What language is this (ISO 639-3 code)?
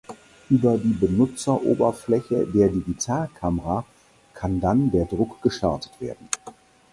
deu